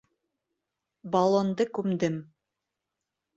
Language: Bashkir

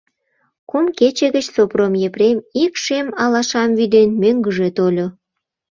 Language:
Mari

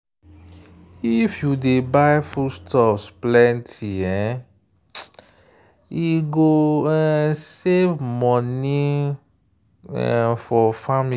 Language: Nigerian Pidgin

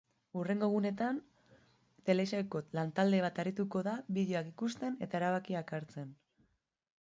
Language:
Basque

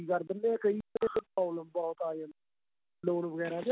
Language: Punjabi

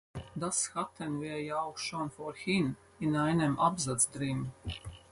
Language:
German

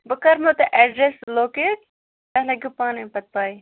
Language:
Kashmiri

